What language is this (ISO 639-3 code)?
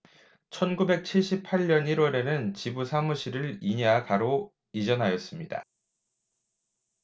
kor